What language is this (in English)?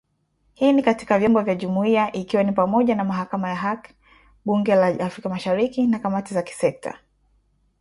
Swahili